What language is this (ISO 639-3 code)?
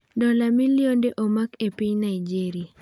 luo